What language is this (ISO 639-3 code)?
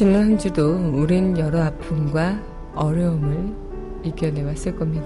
kor